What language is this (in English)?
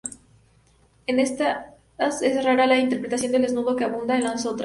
Spanish